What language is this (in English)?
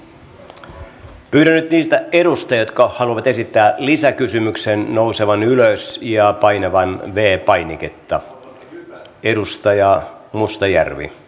Finnish